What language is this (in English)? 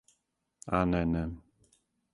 Serbian